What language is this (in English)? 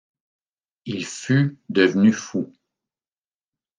French